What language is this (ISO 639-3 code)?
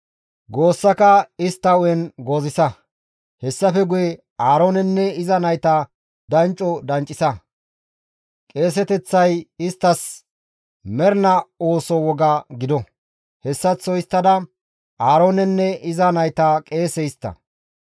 gmv